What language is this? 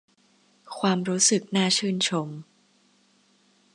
Thai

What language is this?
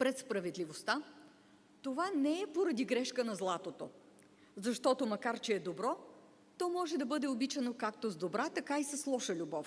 Bulgarian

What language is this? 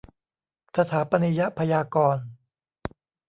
Thai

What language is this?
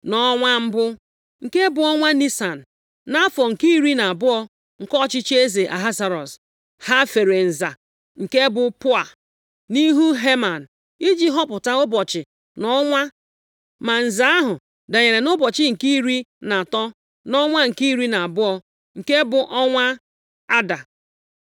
Igbo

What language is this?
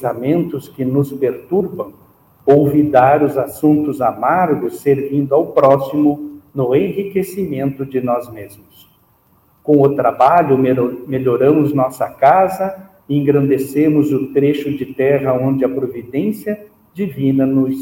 Portuguese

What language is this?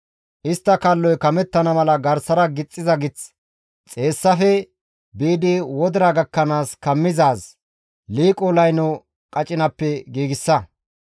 Gamo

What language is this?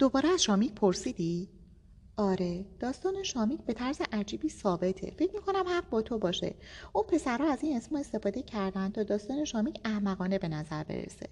Persian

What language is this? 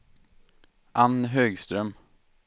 Swedish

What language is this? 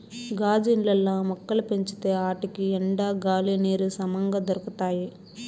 Telugu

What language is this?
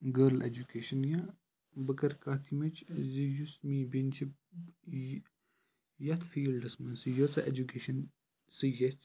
Kashmiri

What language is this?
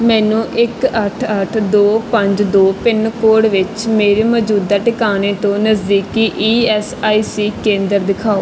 Punjabi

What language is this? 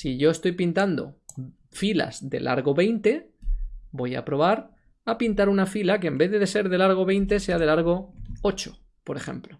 Spanish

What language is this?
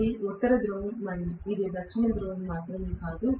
Telugu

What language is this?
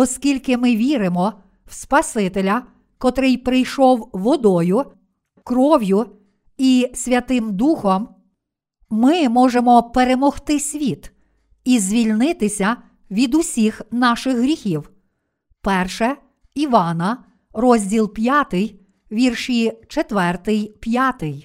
Ukrainian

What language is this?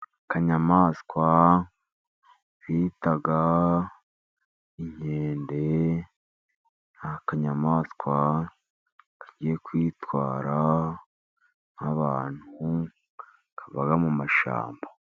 Kinyarwanda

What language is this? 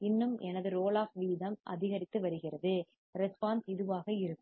Tamil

